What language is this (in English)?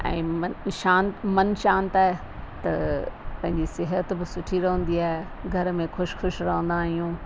Sindhi